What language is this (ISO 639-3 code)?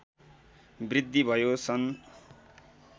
nep